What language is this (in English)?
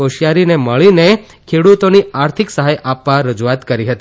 Gujarati